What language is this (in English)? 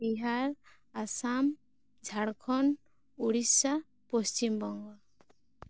Santali